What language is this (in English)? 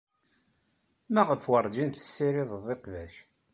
Kabyle